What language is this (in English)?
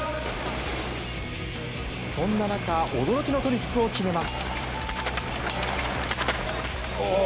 Japanese